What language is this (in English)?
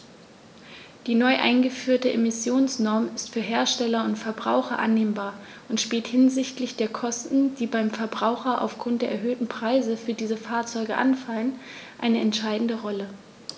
German